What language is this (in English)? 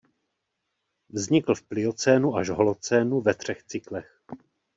Czech